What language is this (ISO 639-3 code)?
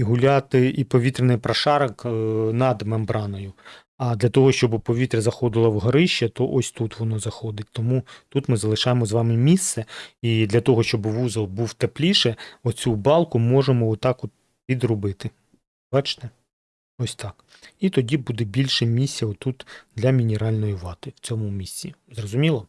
ukr